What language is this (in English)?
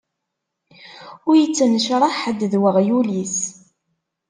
Kabyle